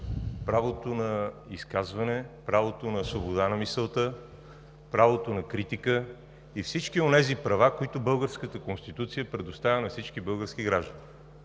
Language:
Bulgarian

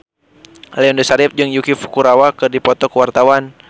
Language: Sundanese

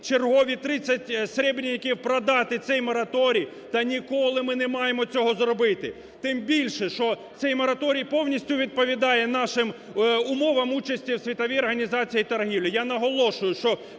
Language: Ukrainian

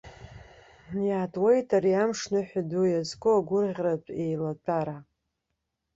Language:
Abkhazian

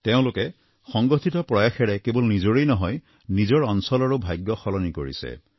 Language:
Assamese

